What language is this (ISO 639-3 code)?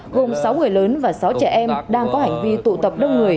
vie